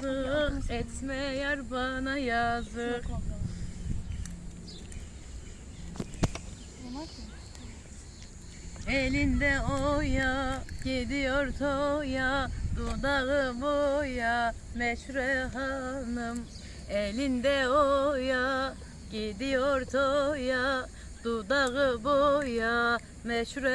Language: Turkish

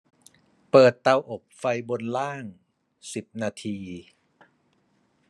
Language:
Thai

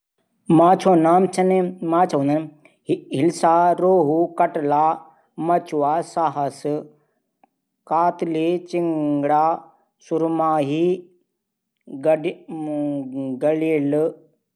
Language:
Garhwali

